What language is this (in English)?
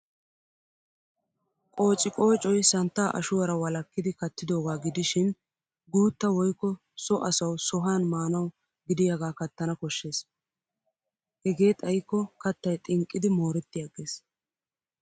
Wolaytta